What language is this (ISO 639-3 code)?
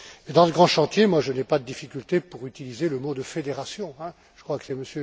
fra